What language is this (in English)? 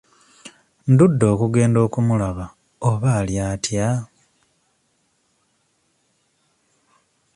Ganda